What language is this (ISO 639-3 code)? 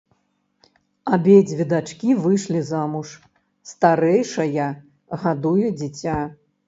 bel